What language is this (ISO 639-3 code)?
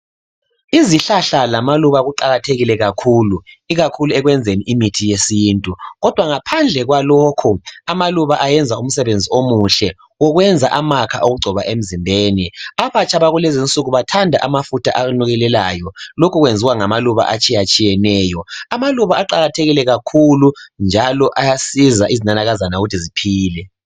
nde